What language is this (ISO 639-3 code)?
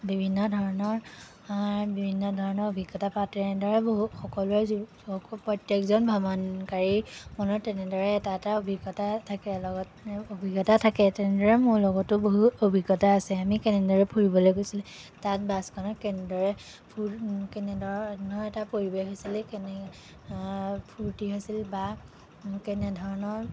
asm